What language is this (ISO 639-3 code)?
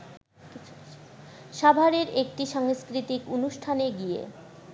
ben